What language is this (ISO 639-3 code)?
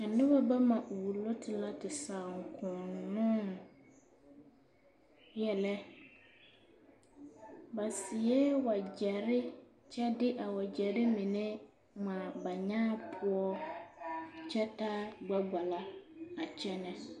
dga